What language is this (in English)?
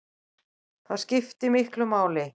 Icelandic